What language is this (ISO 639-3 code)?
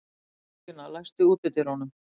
isl